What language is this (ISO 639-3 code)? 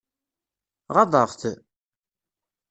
kab